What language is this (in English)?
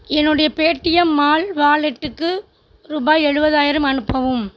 Tamil